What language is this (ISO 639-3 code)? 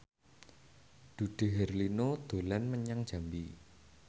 jav